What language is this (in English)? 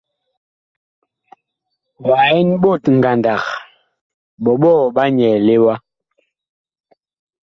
Bakoko